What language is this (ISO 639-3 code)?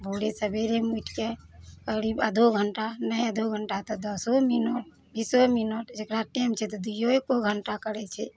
mai